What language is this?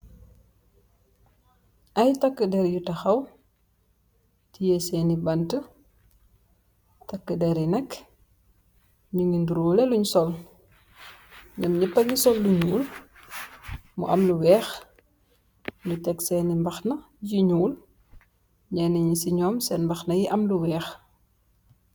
Wolof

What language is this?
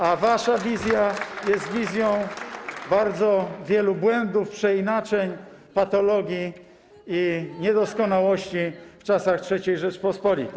Polish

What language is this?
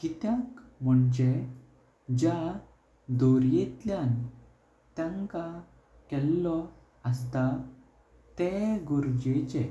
Konkani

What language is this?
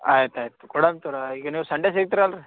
Kannada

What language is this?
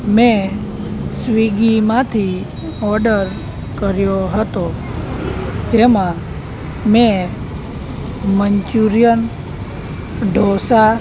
Gujarati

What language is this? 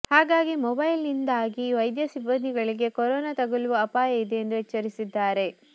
Kannada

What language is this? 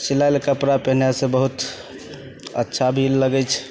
Maithili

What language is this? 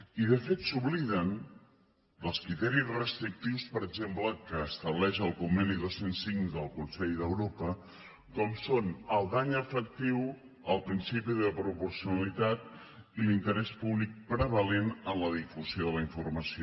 Catalan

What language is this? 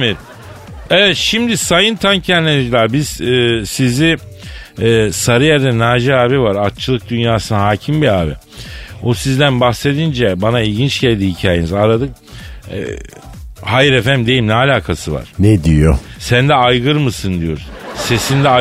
Turkish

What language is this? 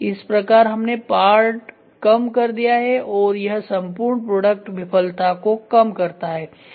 Hindi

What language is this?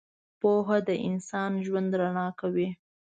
Pashto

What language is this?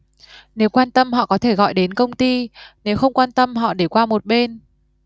Vietnamese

